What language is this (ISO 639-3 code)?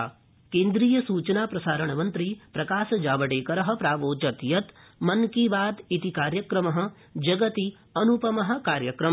san